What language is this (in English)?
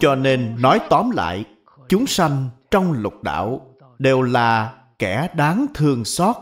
Vietnamese